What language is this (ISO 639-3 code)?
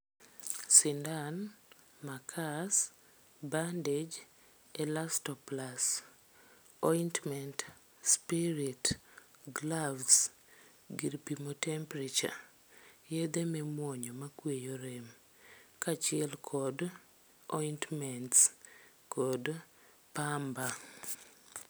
luo